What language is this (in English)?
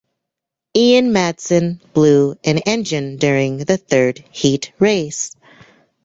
English